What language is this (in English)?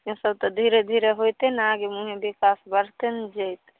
Maithili